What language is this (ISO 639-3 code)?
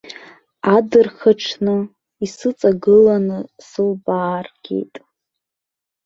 abk